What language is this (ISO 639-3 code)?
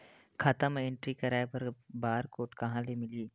hne